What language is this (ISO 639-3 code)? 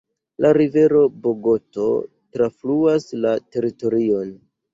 epo